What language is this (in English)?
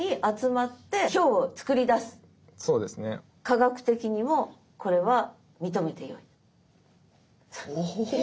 Japanese